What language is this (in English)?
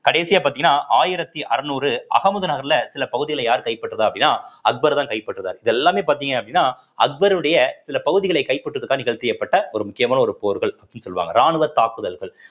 Tamil